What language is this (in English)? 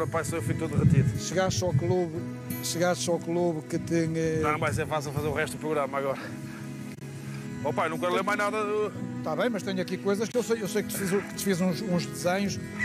Portuguese